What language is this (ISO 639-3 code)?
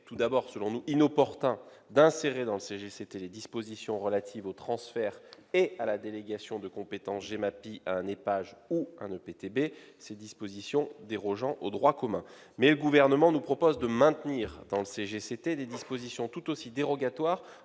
fra